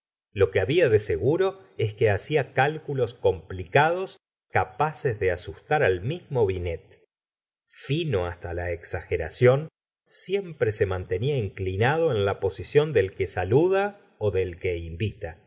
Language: Spanish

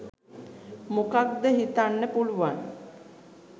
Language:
Sinhala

